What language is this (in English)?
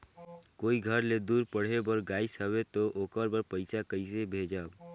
Chhattisgarhi